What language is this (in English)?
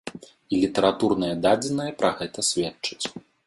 Belarusian